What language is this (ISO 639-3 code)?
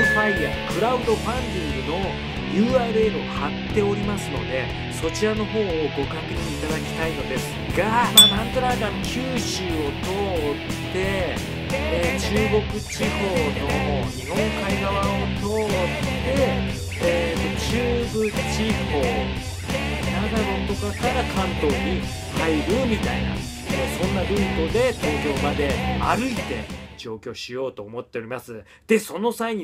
jpn